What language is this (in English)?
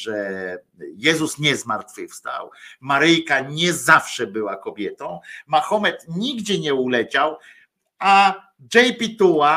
Polish